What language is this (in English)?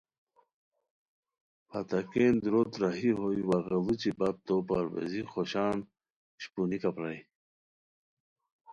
Khowar